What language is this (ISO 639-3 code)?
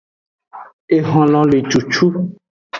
ajg